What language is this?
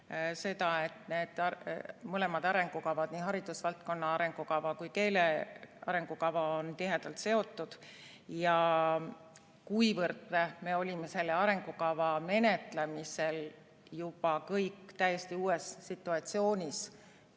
Estonian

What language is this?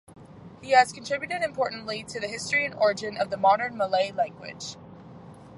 English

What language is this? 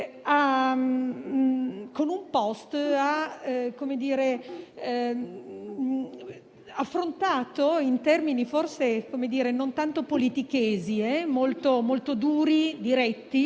Italian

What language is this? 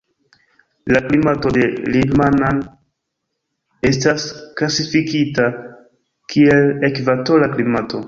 Esperanto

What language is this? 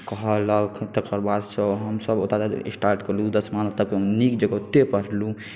Maithili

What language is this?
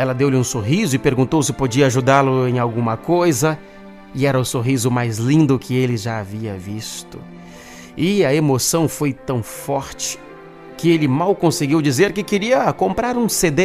Portuguese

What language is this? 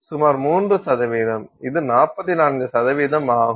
Tamil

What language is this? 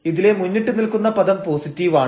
Malayalam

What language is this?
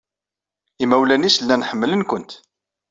Kabyle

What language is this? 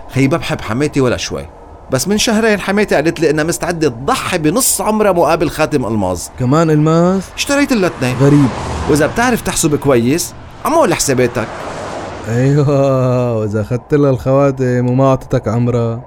Arabic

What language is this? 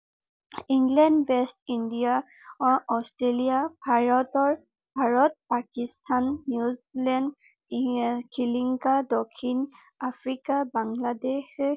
Assamese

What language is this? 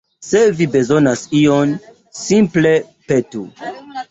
Esperanto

